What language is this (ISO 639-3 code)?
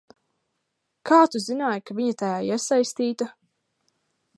lav